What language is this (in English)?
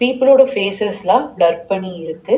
Tamil